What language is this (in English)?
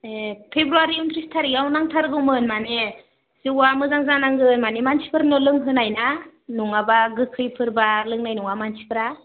Bodo